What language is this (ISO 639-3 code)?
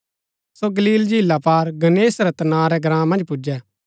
gbk